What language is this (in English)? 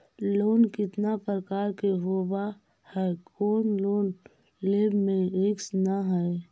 Magahi